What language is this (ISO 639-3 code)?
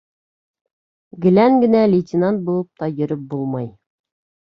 bak